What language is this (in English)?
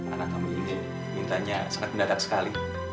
Indonesian